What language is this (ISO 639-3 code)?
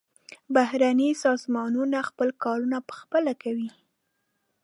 pus